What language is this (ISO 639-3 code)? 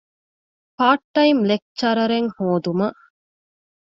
div